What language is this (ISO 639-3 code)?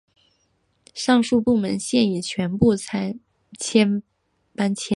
zho